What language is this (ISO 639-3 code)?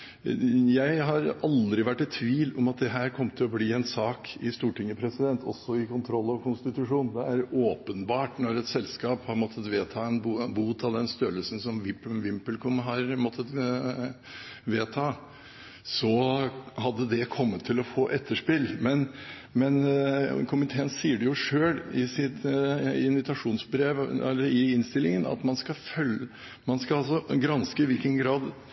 nob